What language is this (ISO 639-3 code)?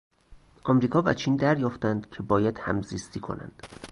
fas